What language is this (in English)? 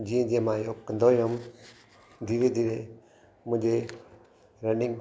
Sindhi